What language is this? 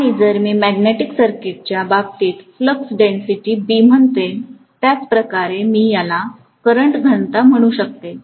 Marathi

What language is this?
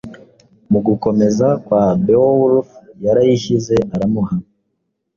Kinyarwanda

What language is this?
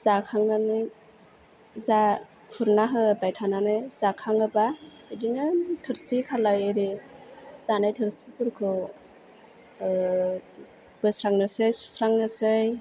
Bodo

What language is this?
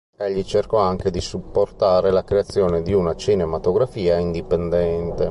Italian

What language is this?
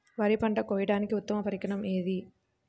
Telugu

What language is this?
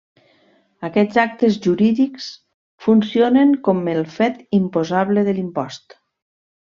Catalan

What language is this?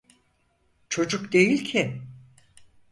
Turkish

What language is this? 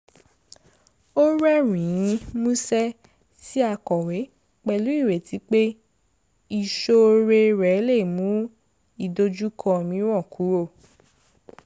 Yoruba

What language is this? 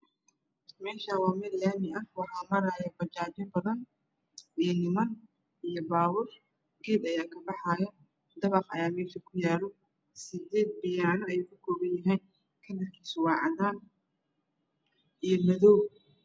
Somali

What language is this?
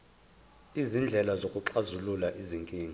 Zulu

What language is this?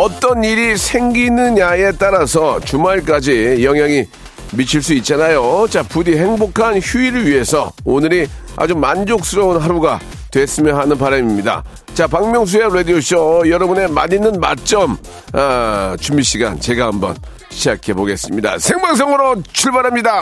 Korean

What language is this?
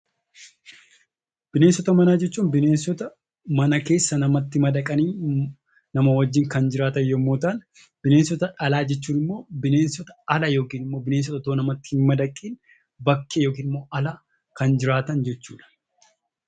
Oromo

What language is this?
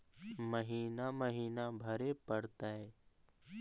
Magahi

